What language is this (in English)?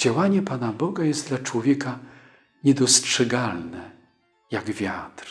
Polish